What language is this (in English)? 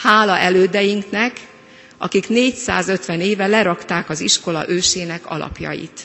Hungarian